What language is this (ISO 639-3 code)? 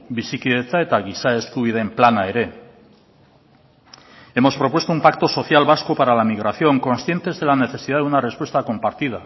spa